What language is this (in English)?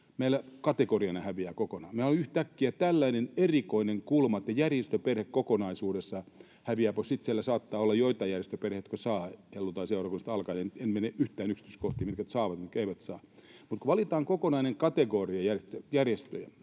Finnish